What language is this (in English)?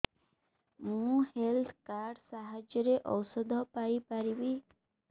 Odia